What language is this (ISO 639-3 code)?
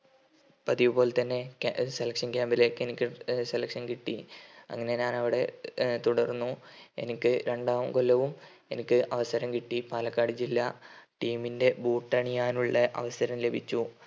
mal